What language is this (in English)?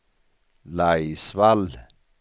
Swedish